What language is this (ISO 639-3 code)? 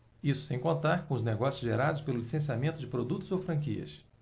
por